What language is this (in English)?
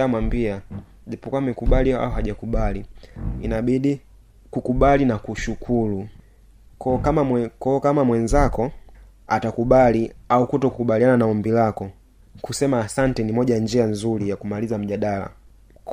Swahili